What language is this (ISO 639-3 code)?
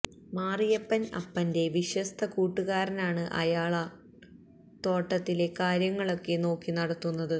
mal